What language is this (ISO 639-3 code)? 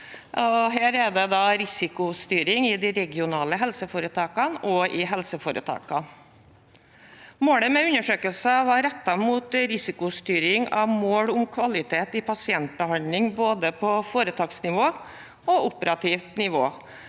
nor